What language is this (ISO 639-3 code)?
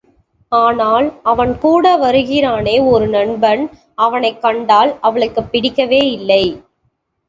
tam